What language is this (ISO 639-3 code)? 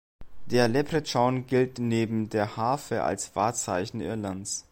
deu